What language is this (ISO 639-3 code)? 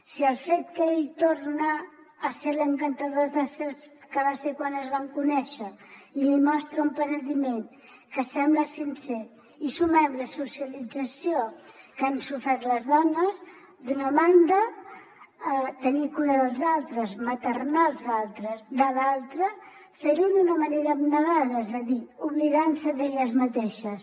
cat